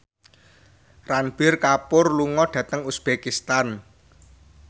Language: Javanese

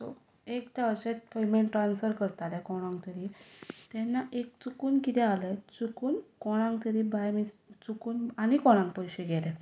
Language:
Konkani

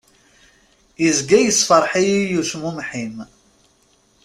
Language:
Kabyle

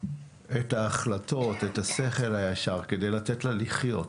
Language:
Hebrew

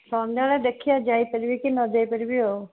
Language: Odia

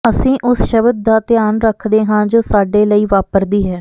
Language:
Punjabi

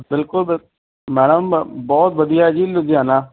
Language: Punjabi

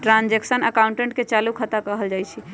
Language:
Magahi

